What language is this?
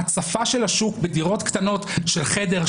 Hebrew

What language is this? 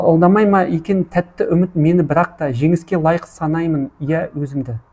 Kazakh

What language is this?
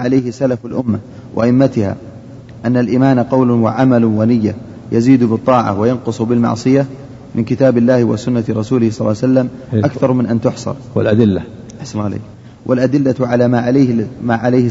Arabic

